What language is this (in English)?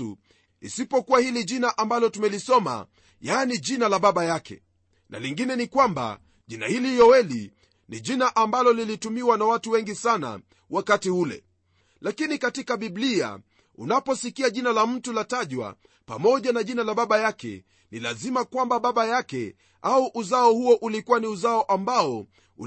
Swahili